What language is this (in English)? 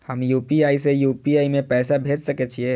Maithili